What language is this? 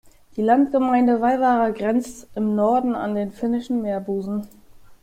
German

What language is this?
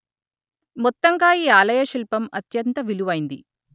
Telugu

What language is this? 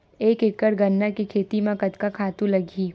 Chhattisgarhi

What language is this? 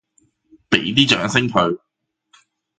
Cantonese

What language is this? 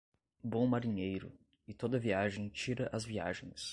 Portuguese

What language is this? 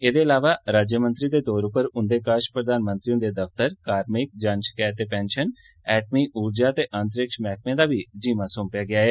Dogri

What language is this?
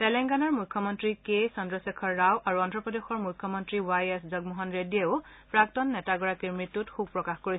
Assamese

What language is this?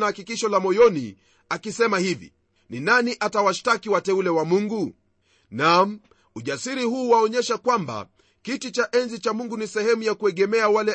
Swahili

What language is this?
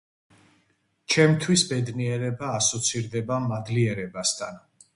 Georgian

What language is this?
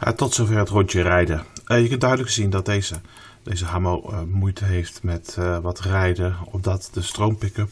Dutch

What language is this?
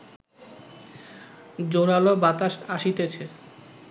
Bangla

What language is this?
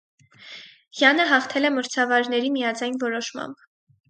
Armenian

